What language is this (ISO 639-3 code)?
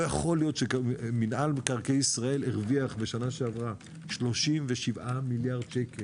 heb